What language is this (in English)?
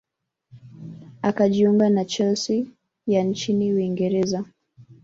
Swahili